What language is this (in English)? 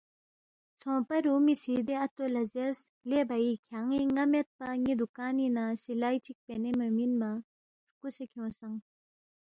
Balti